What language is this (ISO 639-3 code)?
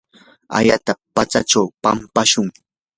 qur